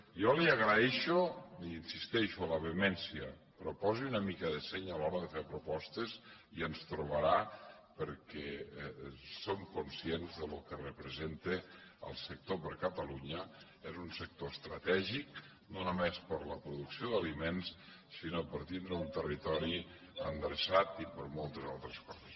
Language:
Catalan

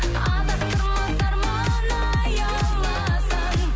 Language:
Kazakh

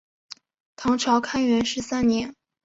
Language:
Chinese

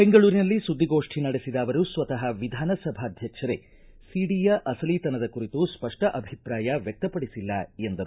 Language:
Kannada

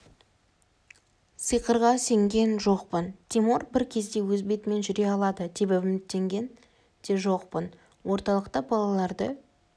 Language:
Kazakh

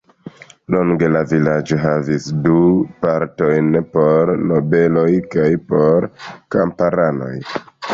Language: Esperanto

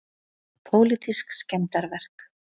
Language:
Icelandic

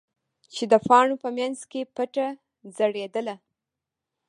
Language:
Pashto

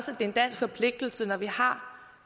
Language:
Danish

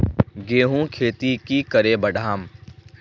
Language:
Magahi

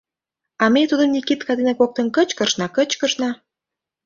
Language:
Mari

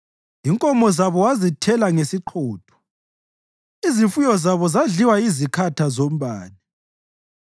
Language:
North Ndebele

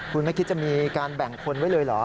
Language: Thai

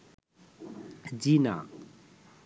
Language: Bangla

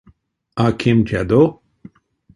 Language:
Erzya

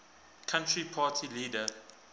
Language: English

